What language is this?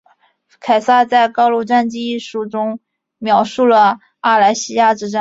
Chinese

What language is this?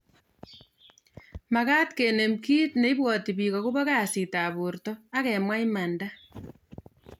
Kalenjin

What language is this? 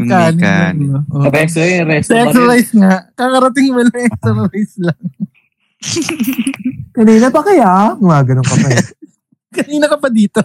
Filipino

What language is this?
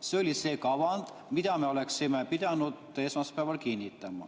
Estonian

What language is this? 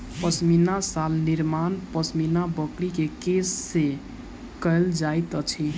Maithili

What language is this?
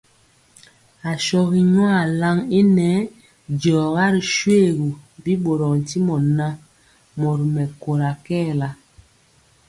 Mpiemo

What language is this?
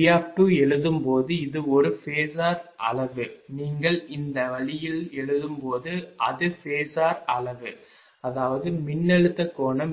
Tamil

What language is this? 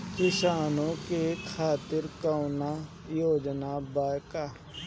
Bhojpuri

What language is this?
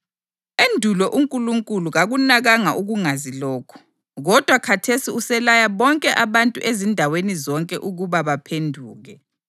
North Ndebele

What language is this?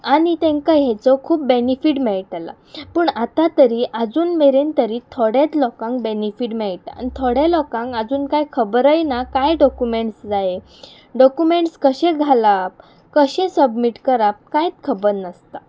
Konkani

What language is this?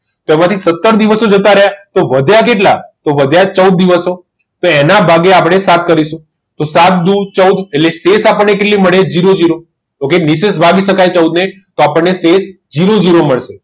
Gujarati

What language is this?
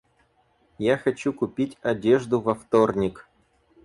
Russian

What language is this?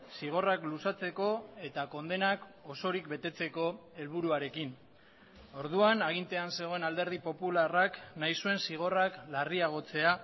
Basque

